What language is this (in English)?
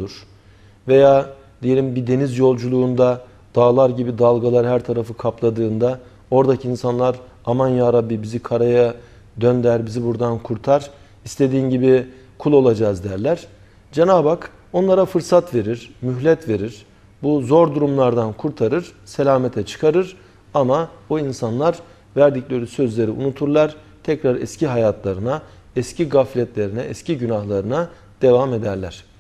Turkish